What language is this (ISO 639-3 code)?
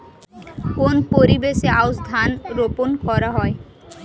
ben